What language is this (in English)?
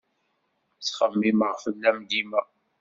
Kabyle